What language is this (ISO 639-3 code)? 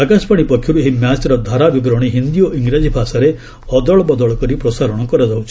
ori